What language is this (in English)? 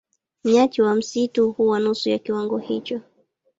Swahili